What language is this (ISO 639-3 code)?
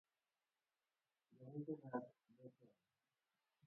luo